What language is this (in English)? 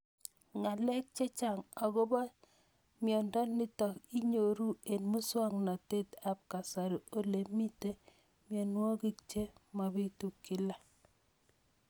Kalenjin